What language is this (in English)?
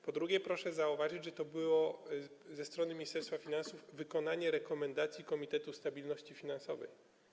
Polish